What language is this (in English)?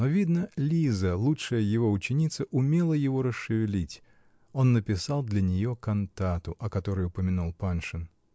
Russian